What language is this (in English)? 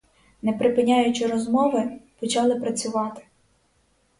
Ukrainian